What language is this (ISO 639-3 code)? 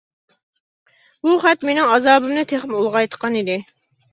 uig